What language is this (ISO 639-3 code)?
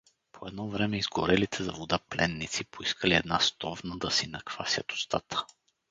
bul